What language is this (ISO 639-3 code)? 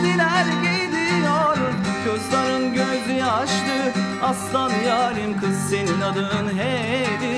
tur